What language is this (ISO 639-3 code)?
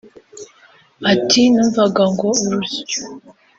kin